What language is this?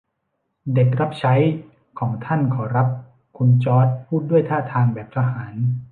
Thai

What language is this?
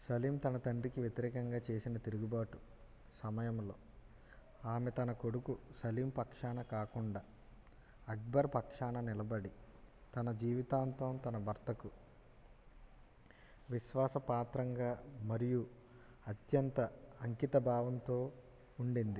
Telugu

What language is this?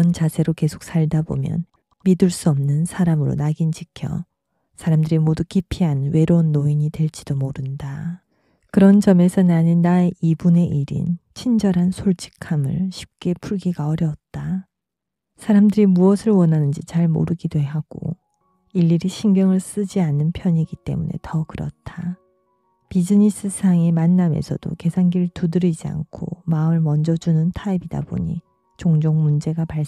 Korean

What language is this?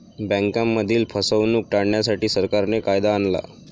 Marathi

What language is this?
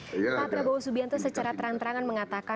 Indonesian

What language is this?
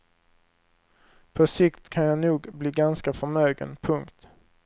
Swedish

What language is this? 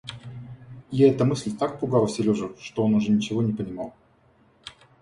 Russian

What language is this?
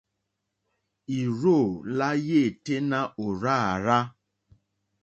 Mokpwe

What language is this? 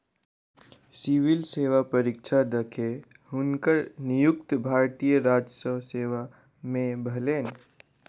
Maithili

